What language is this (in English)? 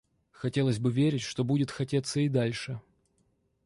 Russian